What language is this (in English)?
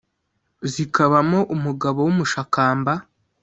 Kinyarwanda